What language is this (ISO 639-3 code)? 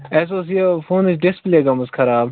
kas